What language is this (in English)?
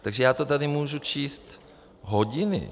Czech